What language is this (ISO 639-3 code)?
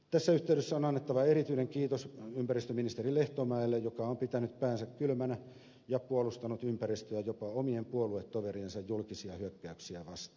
fin